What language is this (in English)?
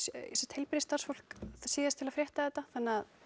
Icelandic